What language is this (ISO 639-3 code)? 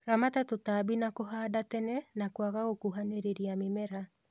kik